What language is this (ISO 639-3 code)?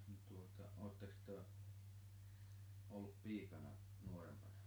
fin